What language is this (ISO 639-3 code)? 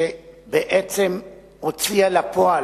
heb